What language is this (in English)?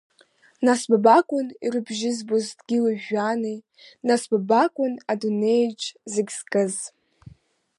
Abkhazian